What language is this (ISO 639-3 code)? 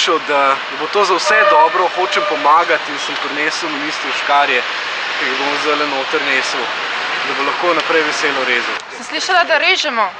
slv